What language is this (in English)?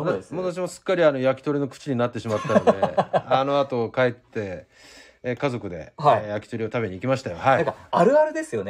Japanese